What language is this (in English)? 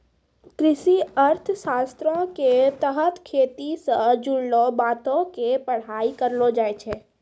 Maithili